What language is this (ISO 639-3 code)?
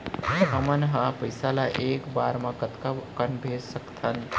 hne